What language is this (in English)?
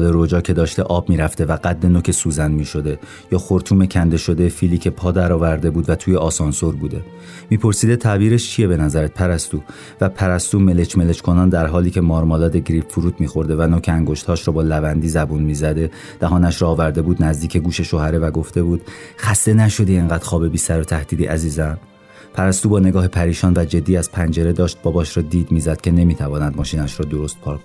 Persian